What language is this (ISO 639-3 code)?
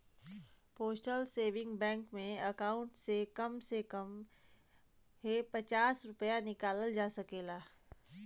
bho